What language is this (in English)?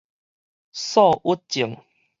Min Nan Chinese